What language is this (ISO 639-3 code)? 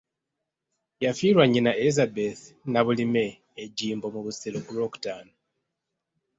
lug